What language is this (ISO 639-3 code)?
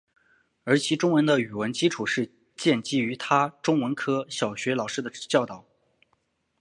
zho